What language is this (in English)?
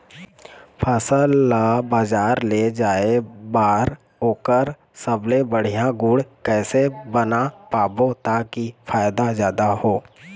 Chhattisgarhi